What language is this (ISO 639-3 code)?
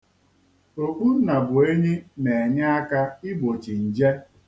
ibo